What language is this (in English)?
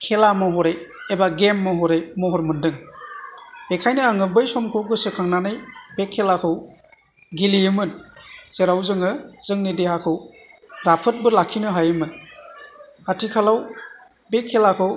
Bodo